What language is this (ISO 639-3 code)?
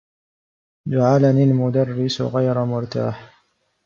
ara